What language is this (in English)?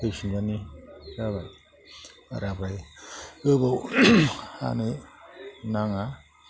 Bodo